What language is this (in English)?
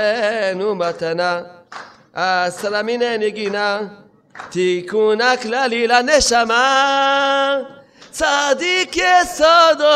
Hebrew